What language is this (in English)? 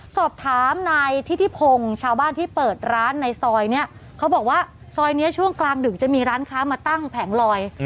Thai